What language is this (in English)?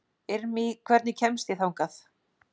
Icelandic